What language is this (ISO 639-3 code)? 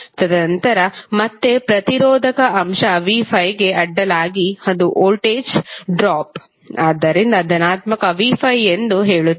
kan